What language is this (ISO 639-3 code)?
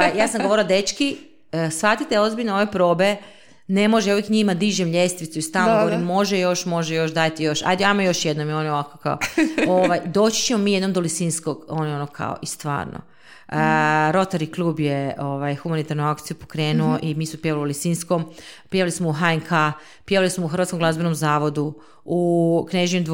hrv